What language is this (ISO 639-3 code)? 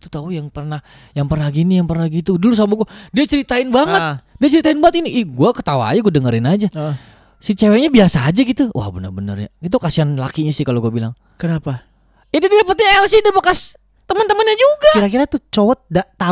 ind